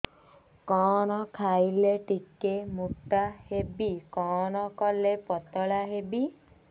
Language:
Odia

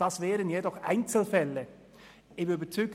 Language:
Swiss German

